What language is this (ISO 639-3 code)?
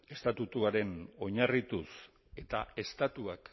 eus